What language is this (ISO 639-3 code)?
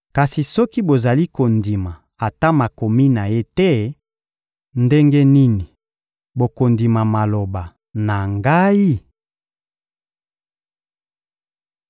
lin